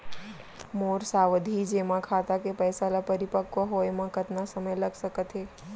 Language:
Chhattisgarhi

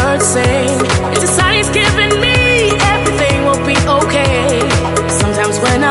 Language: English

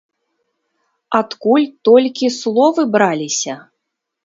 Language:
Belarusian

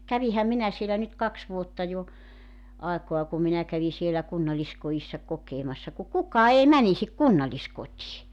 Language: Finnish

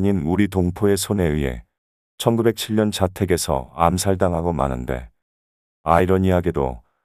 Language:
Korean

